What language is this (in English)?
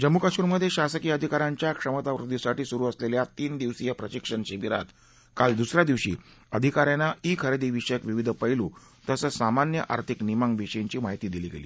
Marathi